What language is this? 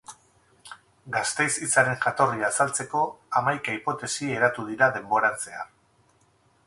Basque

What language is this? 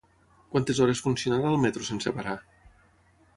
Catalan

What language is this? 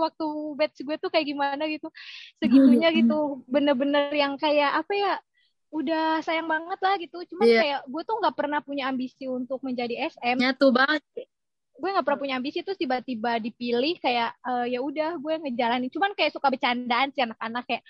Indonesian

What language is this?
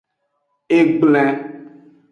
Aja (Benin)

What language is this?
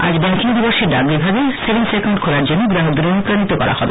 Bangla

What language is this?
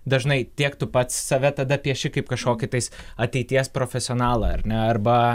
Lithuanian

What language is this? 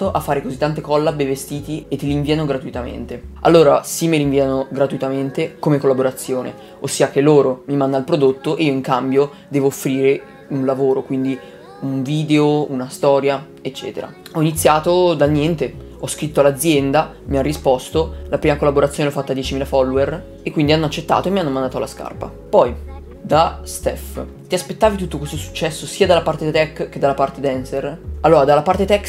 Italian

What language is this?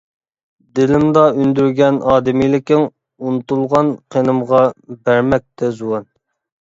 Uyghur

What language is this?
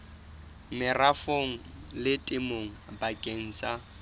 Southern Sotho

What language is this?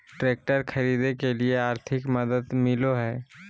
Magahi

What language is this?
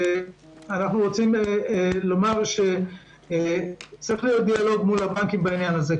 Hebrew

